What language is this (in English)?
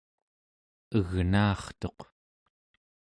Central Yupik